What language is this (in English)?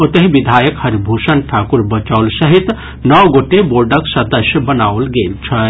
Maithili